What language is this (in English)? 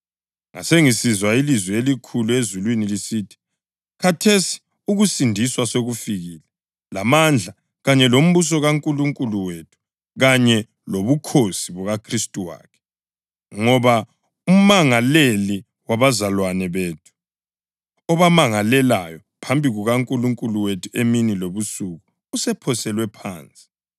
North Ndebele